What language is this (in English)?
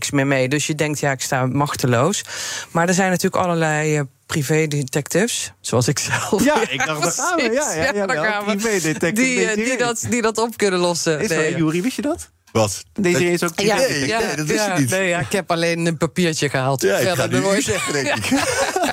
Dutch